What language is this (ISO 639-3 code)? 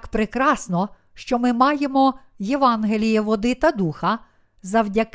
ukr